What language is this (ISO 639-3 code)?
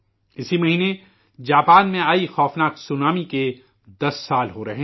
urd